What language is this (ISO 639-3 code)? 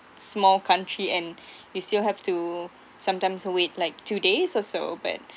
eng